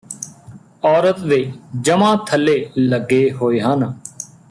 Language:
Punjabi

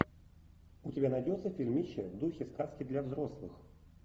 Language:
Russian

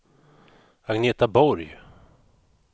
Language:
Swedish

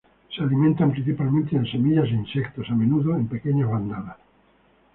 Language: Spanish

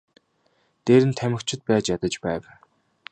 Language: Mongolian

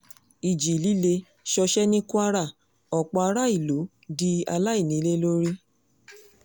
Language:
Yoruba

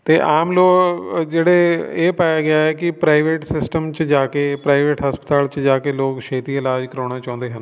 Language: Punjabi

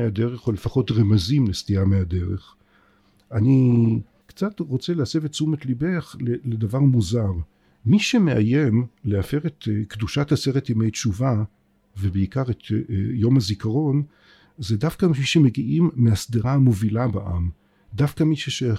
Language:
Hebrew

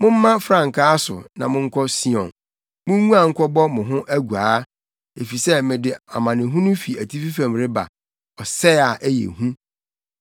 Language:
Akan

